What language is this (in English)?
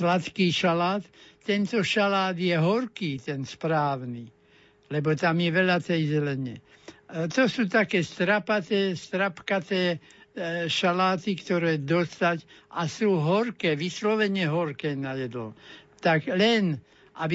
Slovak